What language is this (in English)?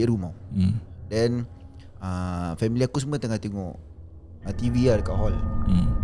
Malay